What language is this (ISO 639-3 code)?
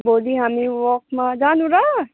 nep